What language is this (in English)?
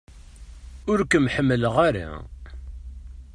Kabyle